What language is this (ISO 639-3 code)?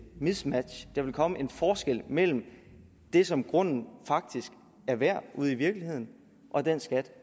dan